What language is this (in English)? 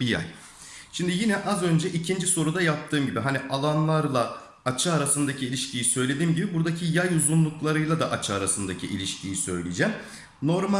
Turkish